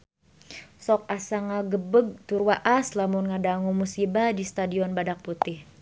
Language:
Sundanese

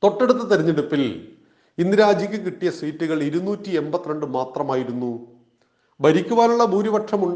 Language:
Malayalam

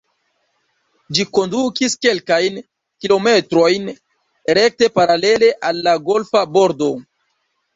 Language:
Esperanto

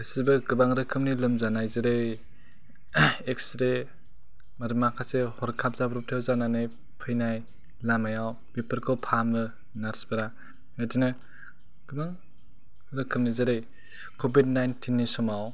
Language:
Bodo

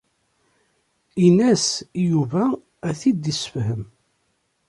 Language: Kabyle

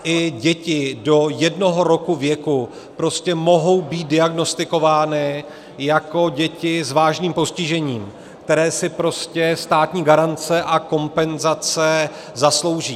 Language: Czech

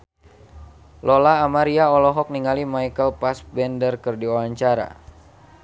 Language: Sundanese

